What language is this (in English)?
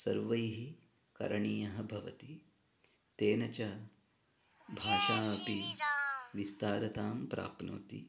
Sanskrit